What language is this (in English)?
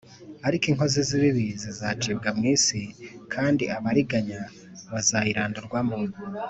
Kinyarwanda